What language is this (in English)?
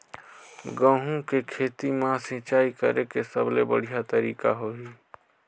Chhattisgarhi